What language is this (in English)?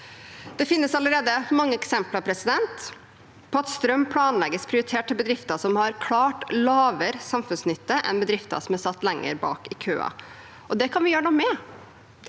Norwegian